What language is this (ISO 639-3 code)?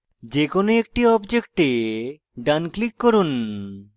ben